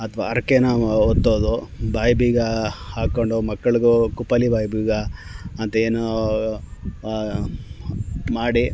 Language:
Kannada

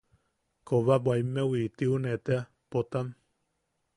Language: Yaqui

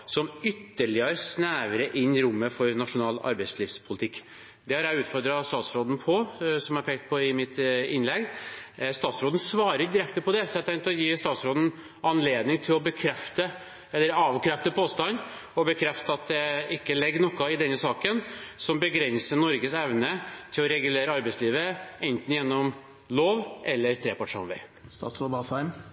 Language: Norwegian Bokmål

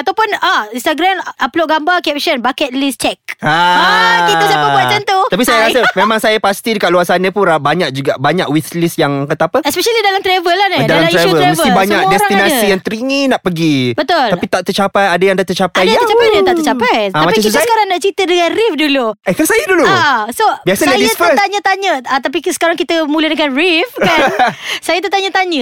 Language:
Malay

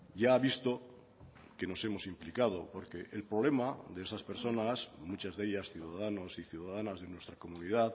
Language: Spanish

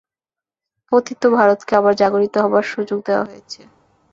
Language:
Bangla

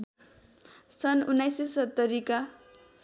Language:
Nepali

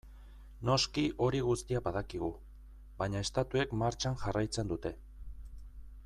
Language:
Basque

